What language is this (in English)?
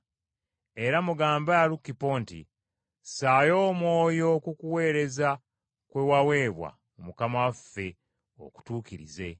Ganda